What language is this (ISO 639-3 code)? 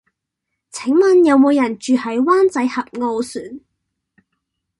yue